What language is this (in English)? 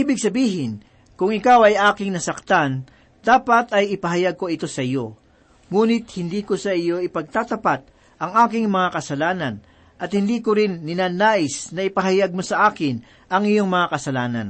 Filipino